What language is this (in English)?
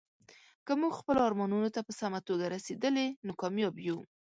Pashto